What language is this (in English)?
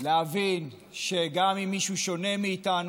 Hebrew